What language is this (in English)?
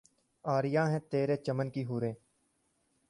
Urdu